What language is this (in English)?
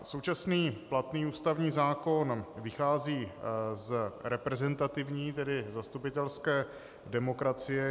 Czech